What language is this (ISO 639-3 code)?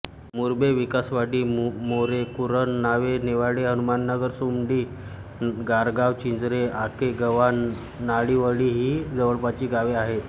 mar